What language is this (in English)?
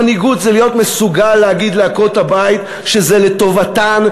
Hebrew